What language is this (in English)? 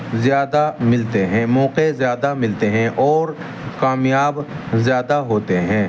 Urdu